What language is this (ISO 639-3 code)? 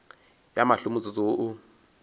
nso